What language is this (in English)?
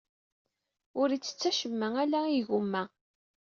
Kabyle